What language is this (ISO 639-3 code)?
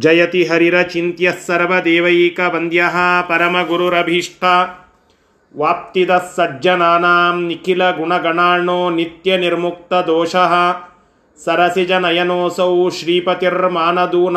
kan